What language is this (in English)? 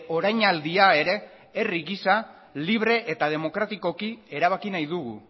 Basque